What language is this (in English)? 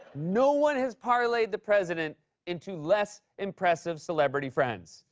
English